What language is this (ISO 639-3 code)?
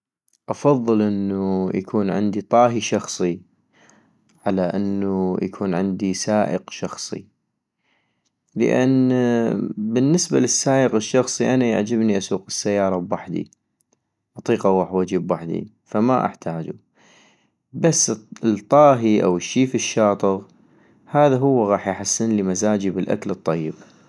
ayp